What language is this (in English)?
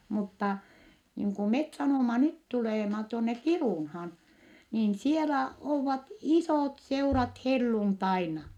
Finnish